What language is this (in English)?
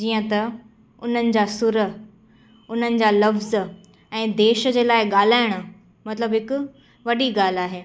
Sindhi